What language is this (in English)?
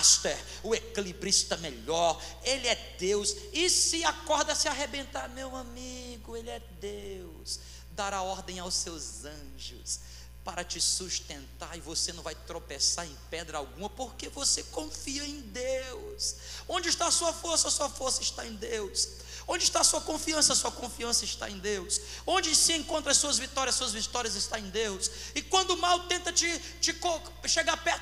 Portuguese